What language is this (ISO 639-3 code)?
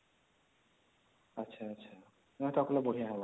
ori